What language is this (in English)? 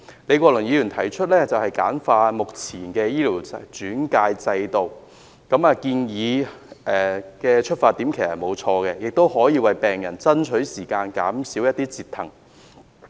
Cantonese